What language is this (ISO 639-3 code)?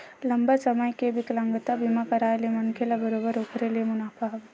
hne